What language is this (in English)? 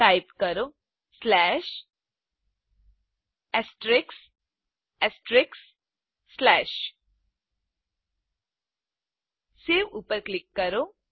Gujarati